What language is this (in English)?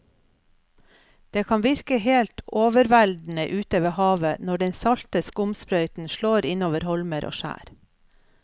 Norwegian